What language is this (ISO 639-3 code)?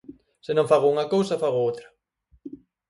glg